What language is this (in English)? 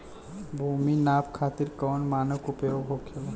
Bhojpuri